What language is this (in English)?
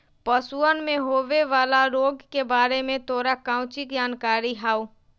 Magahi